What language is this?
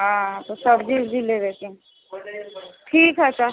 Maithili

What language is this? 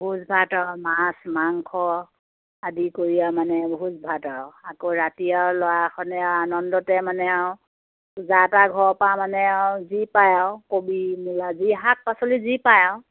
Assamese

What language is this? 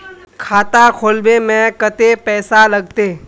Magahi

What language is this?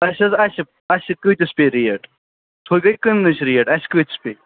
Kashmiri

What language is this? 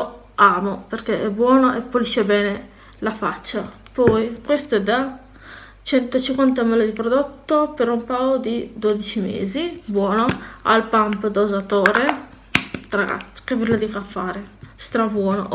Italian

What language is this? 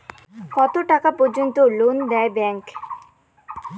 Bangla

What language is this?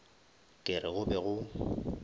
Northern Sotho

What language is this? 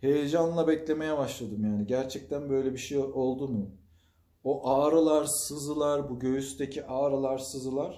Turkish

